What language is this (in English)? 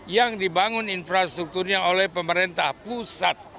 Indonesian